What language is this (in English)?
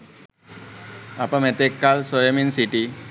Sinhala